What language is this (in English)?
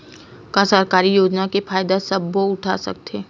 Chhattisgarhi